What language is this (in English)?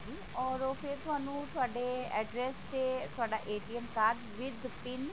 Punjabi